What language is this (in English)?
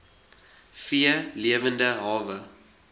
Afrikaans